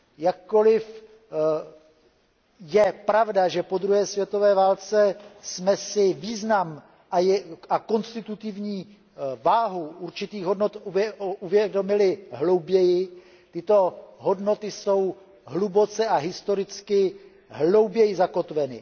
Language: Czech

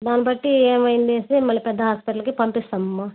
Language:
Telugu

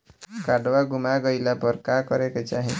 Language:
Bhojpuri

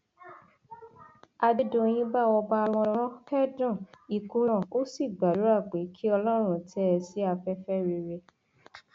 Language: Yoruba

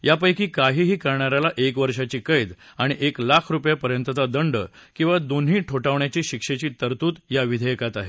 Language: Marathi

